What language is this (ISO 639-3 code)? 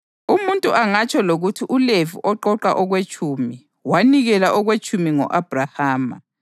nde